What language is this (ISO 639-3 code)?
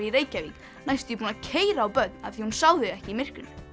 isl